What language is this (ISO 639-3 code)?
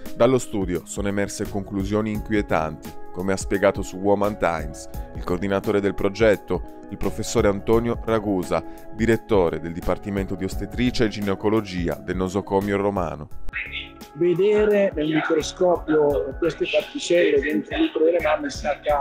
ita